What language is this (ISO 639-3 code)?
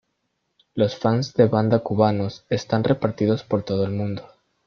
spa